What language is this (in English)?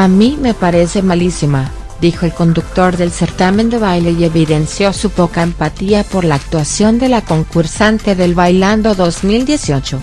Spanish